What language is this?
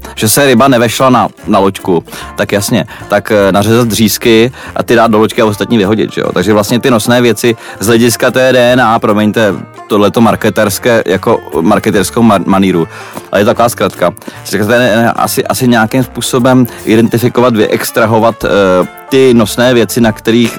Czech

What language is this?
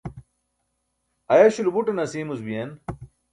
Burushaski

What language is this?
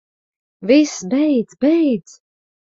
Latvian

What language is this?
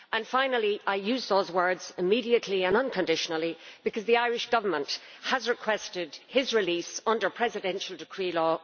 English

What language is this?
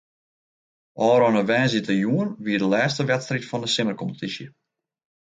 Western Frisian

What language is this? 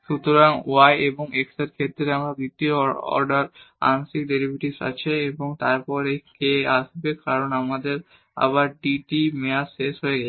Bangla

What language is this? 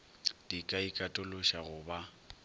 Northern Sotho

